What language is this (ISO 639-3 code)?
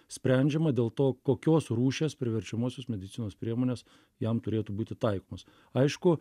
lit